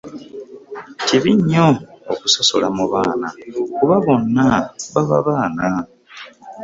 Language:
Ganda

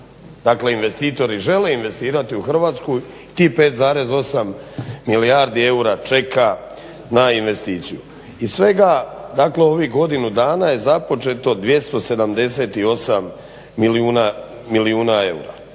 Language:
Croatian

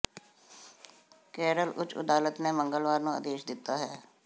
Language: Punjabi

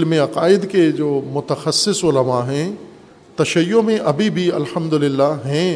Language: Urdu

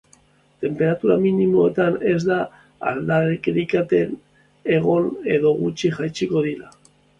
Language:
Basque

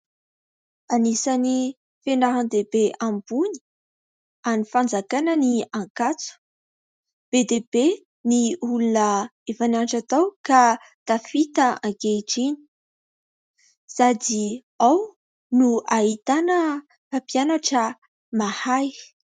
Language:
Malagasy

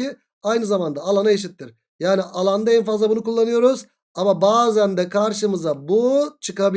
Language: Turkish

